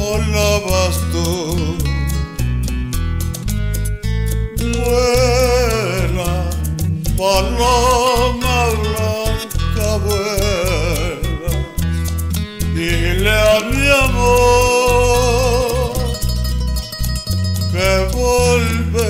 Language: Romanian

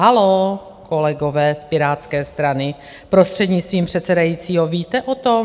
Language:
Czech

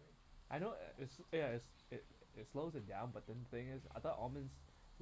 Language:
English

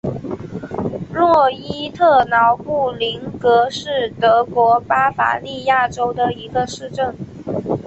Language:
Chinese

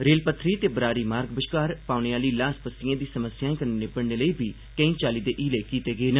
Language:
Dogri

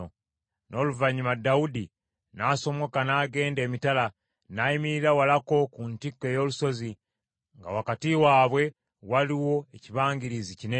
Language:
Ganda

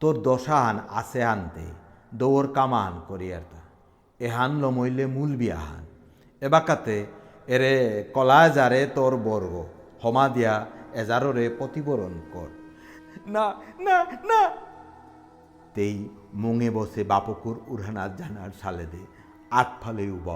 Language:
Bangla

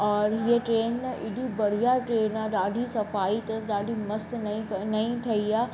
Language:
Sindhi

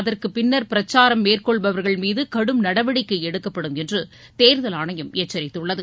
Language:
Tamil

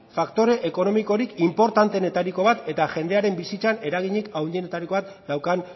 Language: Basque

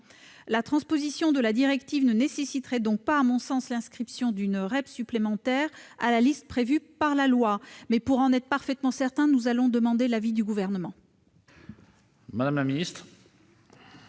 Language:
French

